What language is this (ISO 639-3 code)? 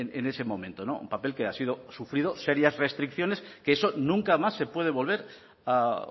spa